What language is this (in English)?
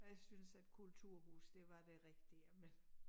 Danish